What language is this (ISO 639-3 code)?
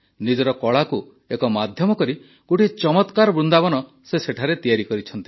ori